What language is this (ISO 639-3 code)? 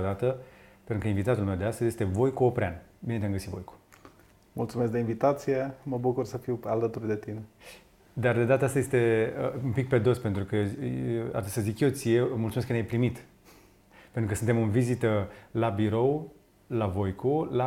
ron